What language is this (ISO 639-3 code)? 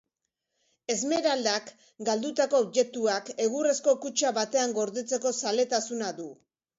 eus